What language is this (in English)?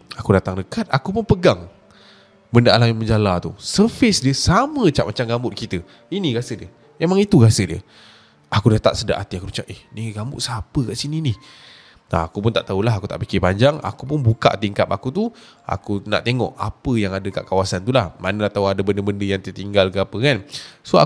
Malay